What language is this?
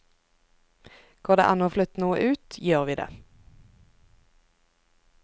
Norwegian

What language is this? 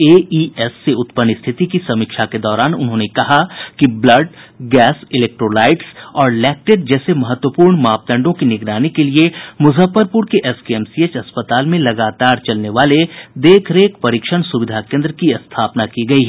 Hindi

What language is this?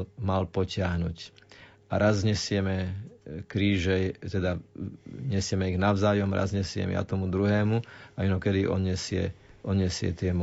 Slovak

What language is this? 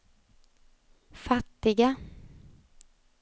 Swedish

